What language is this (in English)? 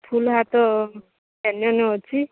Odia